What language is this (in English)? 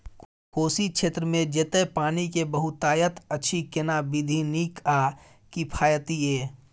Maithili